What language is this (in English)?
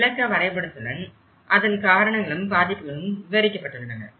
Tamil